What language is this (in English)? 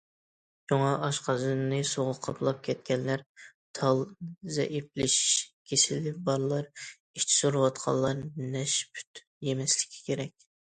Uyghur